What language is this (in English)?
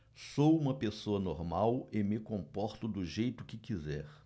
Portuguese